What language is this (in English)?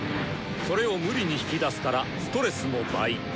Japanese